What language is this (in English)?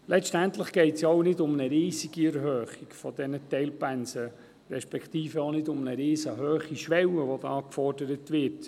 Swiss German